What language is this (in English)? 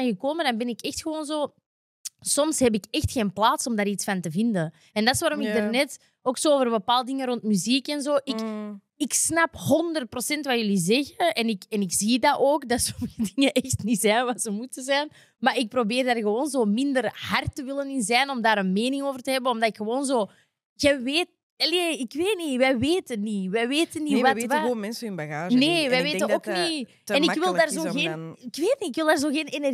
Dutch